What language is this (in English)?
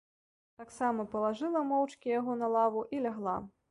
Belarusian